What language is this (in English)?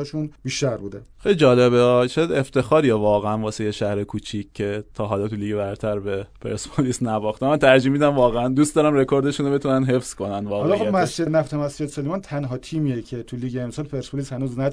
Persian